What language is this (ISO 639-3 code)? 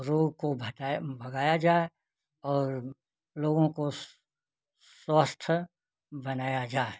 hin